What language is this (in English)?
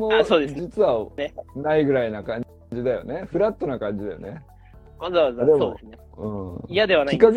Japanese